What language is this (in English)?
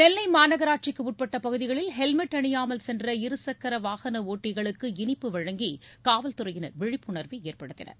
Tamil